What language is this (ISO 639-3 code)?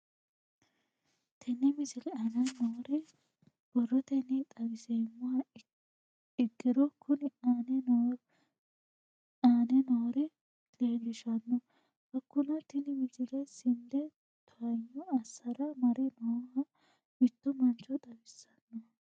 sid